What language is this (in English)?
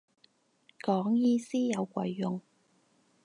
Cantonese